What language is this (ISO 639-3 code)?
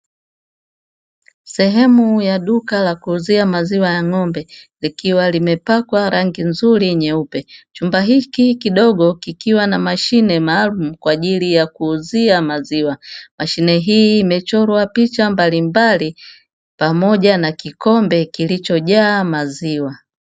swa